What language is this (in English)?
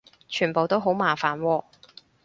Cantonese